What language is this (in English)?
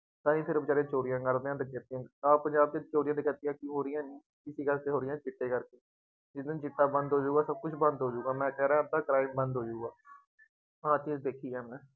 Punjabi